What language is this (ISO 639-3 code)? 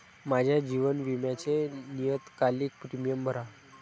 mar